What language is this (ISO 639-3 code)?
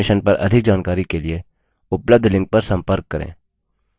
hin